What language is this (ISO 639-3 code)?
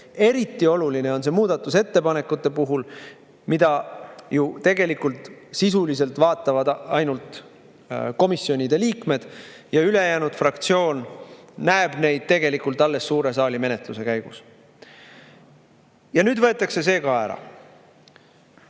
est